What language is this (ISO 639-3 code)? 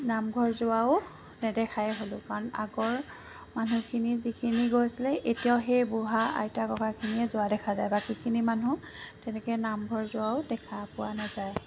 asm